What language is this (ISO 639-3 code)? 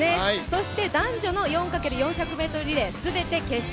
jpn